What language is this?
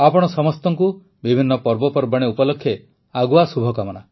Odia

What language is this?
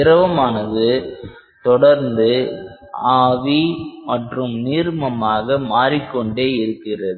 Tamil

